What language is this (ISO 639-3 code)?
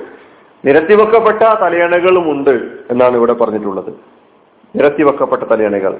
mal